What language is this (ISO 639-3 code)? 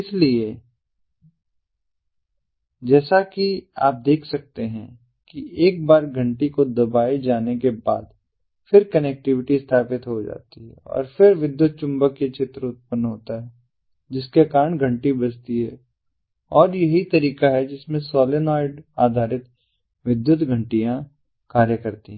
hin